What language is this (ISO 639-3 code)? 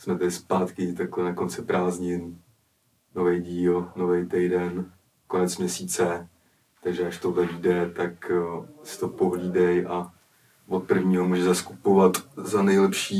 ces